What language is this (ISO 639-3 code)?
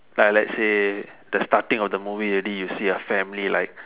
eng